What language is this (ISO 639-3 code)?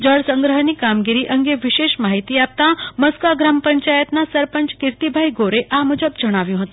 guj